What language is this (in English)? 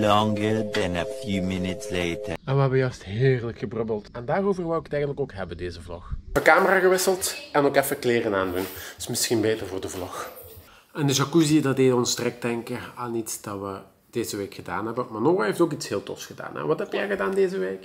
Dutch